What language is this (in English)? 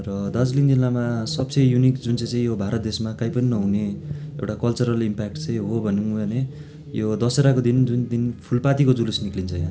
Nepali